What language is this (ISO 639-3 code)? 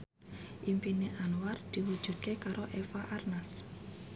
jav